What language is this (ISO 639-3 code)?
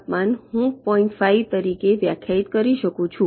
guj